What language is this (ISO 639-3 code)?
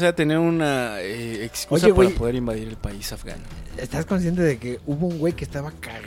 spa